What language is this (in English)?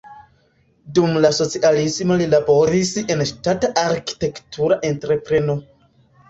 Esperanto